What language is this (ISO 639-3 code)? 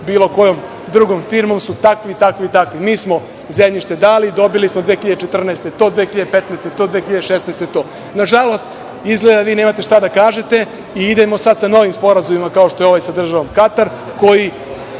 srp